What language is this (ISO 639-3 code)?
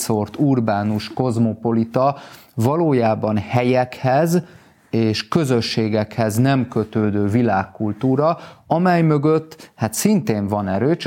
hun